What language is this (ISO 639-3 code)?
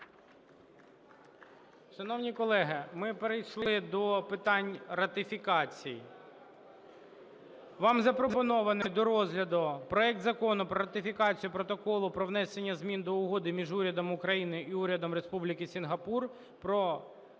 ukr